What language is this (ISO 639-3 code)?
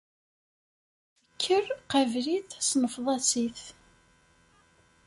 kab